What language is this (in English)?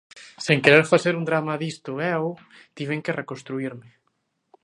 Galician